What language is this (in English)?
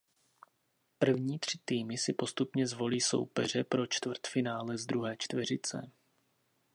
Czech